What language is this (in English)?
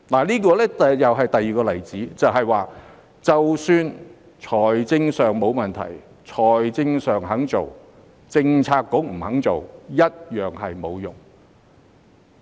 Cantonese